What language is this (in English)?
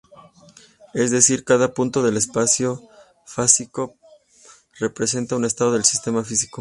Spanish